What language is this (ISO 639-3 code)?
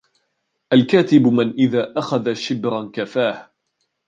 ara